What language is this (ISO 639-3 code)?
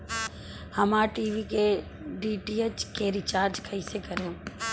bho